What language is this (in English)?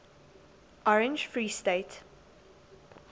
English